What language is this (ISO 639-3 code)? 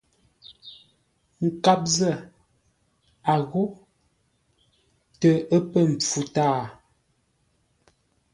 nla